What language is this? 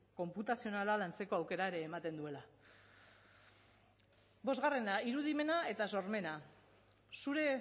Basque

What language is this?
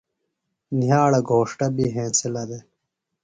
Phalura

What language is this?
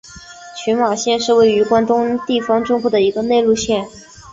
Chinese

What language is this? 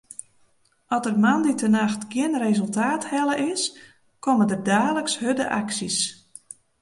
Western Frisian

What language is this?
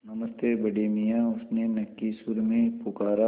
Hindi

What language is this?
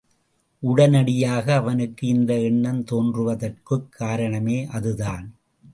Tamil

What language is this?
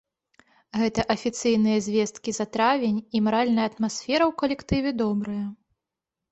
Belarusian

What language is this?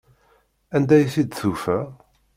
Kabyle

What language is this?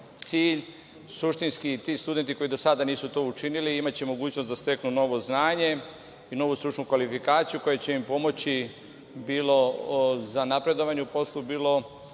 Serbian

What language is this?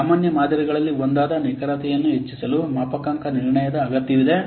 Kannada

